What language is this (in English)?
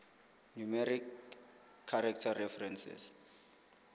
Southern Sotho